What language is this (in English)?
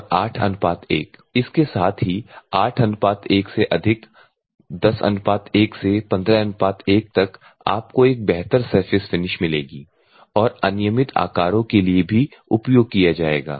Hindi